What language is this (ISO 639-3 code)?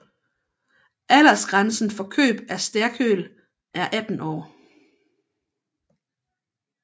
dan